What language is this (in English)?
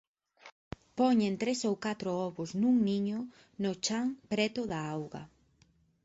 Galician